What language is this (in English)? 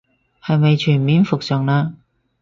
Cantonese